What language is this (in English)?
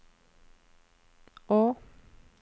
Norwegian